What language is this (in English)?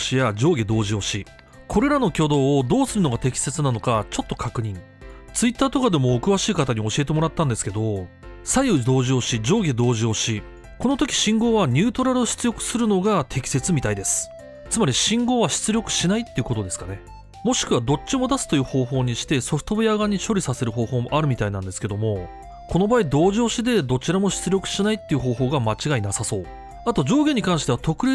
Japanese